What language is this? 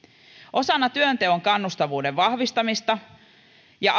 Finnish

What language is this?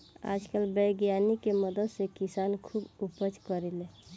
Bhojpuri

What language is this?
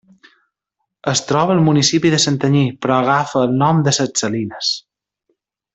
Catalan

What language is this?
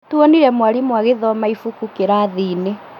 Kikuyu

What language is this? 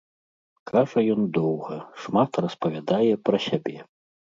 Belarusian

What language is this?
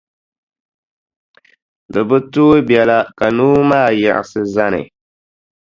Dagbani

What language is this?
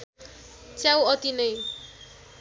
Nepali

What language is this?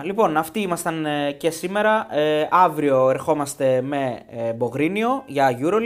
Greek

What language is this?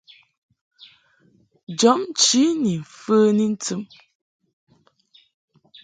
Mungaka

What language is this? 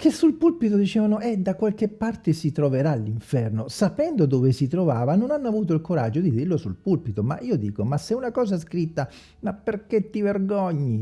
Italian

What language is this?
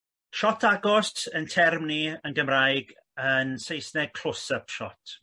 Welsh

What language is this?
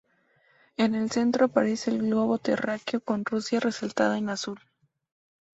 Spanish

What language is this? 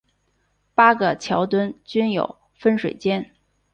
Chinese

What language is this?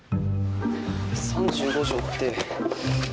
Japanese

